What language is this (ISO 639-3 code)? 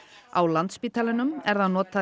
isl